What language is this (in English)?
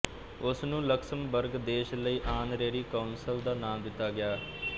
Punjabi